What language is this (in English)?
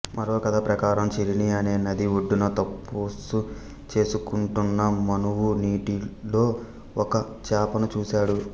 Telugu